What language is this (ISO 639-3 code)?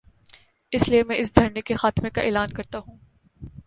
urd